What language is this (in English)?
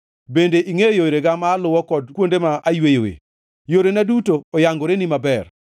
Luo (Kenya and Tanzania)